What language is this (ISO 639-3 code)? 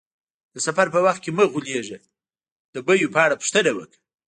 pus